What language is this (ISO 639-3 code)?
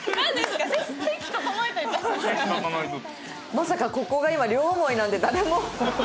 jpn